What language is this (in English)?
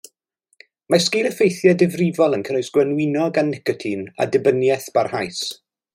Welsh